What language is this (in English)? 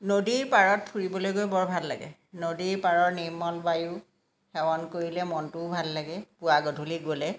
Assamese